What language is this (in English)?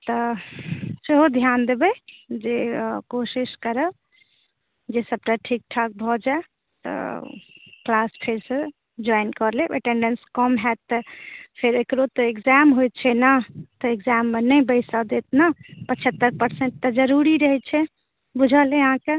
Maithili